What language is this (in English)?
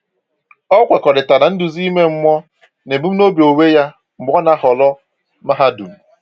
Igbo